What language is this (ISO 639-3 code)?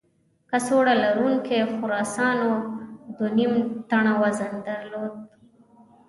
pus